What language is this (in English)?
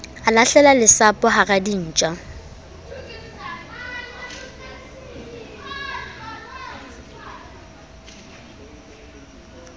Southern Sotho